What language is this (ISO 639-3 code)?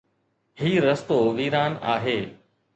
snd